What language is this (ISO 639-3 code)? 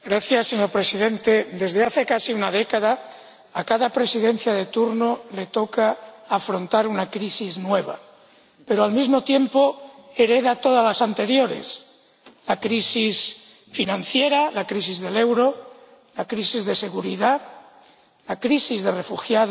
spa